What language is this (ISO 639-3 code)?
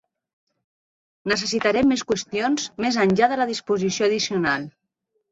cat